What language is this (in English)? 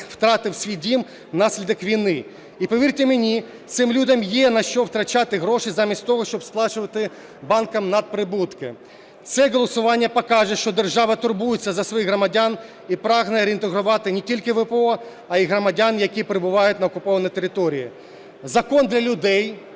Ukrainian